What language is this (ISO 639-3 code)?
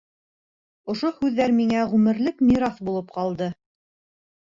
bak